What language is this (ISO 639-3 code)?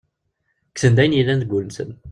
kab